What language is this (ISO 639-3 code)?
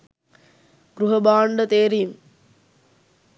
sin